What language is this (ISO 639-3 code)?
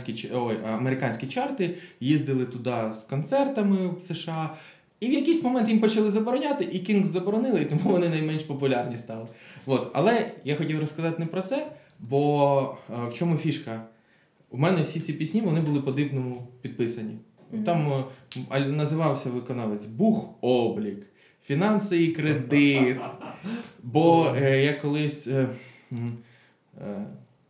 ukr